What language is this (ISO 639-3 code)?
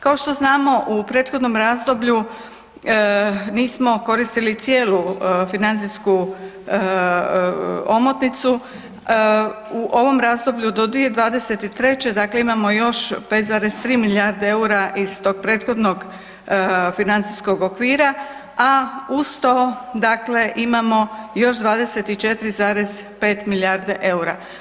hrv